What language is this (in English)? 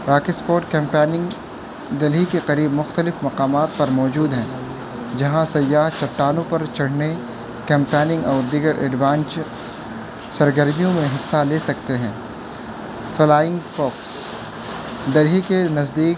Urdu